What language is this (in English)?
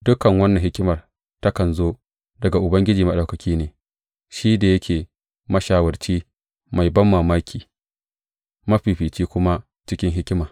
Hausa